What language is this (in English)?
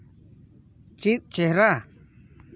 Santali